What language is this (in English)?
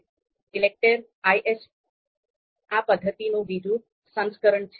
Gujarati